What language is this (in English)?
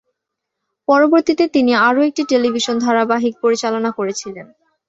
Bangla